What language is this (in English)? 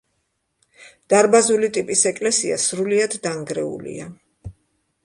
Georgian